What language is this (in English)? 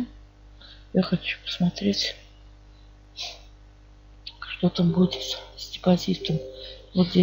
Russian